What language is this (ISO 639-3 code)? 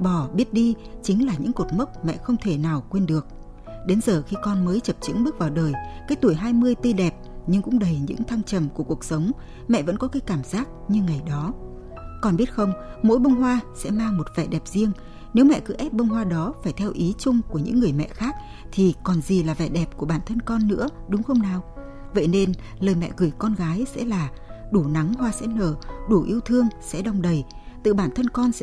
vie